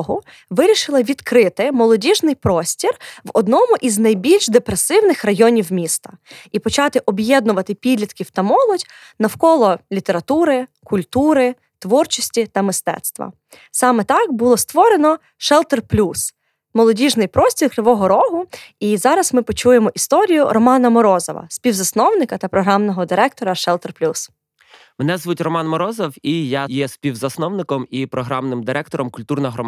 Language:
Ukrainian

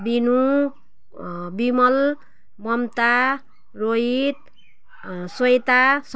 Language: Nepali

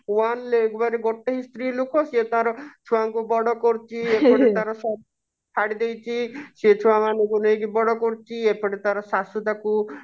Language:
Odia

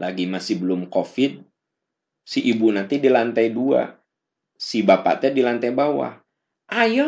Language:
Indonesian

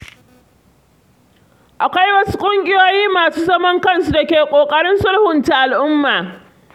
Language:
Hausa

